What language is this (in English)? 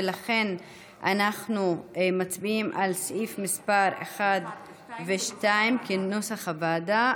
Hebrew